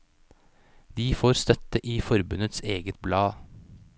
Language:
Norwegian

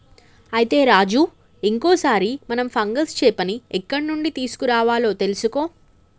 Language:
Telugu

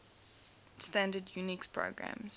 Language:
English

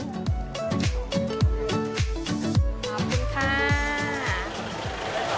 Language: Thai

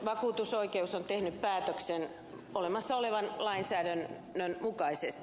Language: Finnish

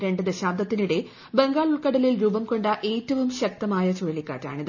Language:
Malayalam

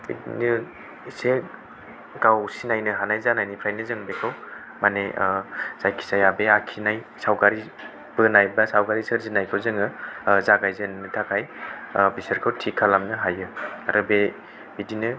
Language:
Bodo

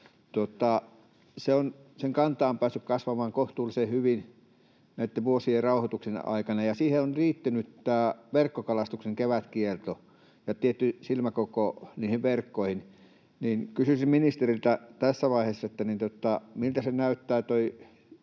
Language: Finnish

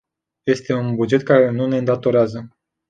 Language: Romanian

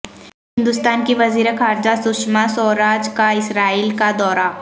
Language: Urdu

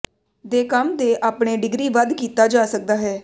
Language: Punjabi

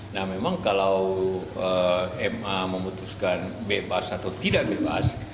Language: Indonesian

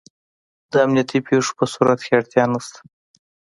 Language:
Pashto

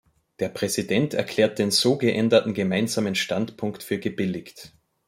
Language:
German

